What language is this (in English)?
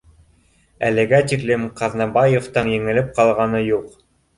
Bashkir